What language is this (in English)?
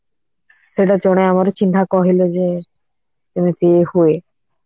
Odia